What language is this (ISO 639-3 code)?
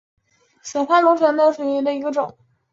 zho